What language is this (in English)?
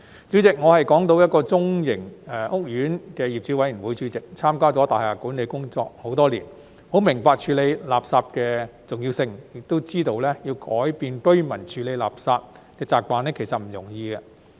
Cantonese